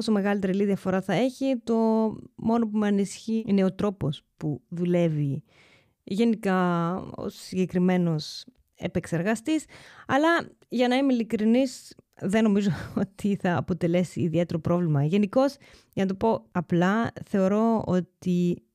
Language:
Greek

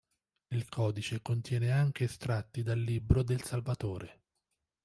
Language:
Italian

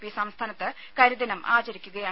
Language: Malayalam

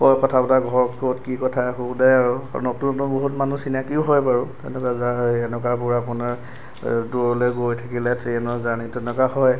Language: Assamese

